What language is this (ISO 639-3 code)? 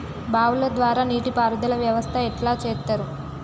tel